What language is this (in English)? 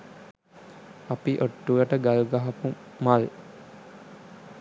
Sinhala